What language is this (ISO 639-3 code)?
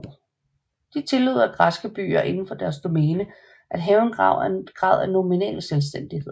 dan